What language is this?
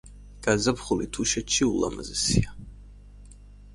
Georgian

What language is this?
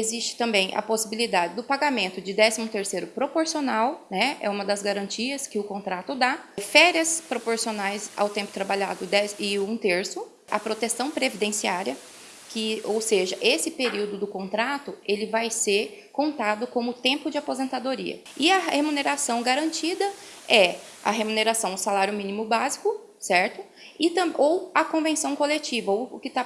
Portuguese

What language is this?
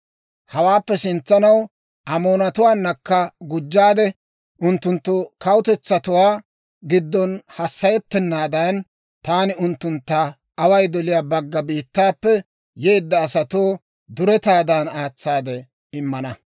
Dawro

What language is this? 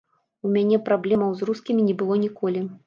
Belarusian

